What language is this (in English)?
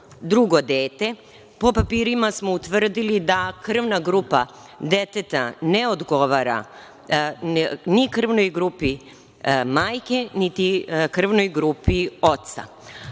Serbian